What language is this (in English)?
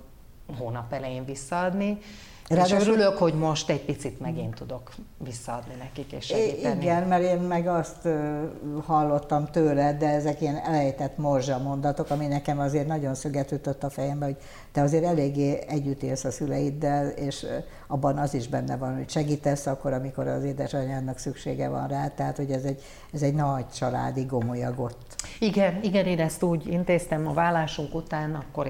Hungarian